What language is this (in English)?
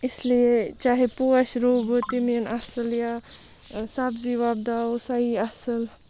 Kashmiri